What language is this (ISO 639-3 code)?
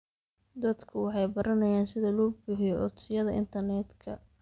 som